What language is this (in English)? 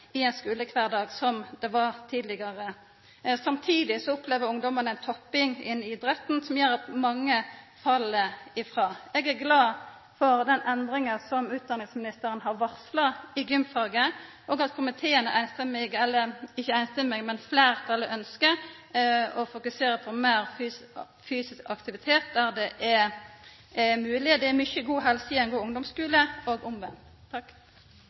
Norwegian Nynorsk